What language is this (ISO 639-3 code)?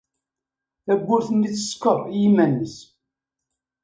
kab